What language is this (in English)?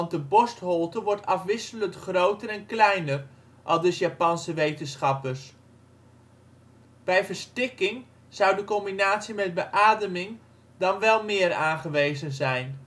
Dutch